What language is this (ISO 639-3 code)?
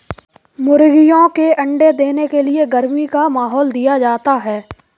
hin